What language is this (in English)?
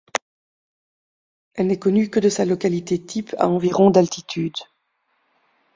French